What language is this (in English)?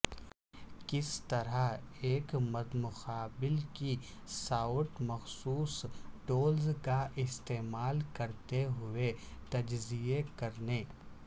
Urdu